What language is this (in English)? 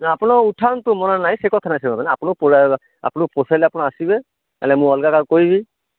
Odia